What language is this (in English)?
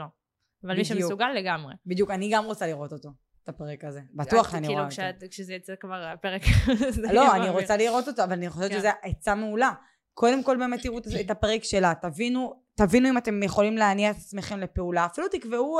Hebrew